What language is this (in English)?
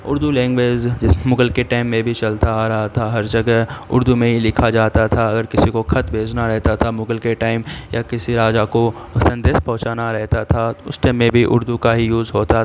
Urdu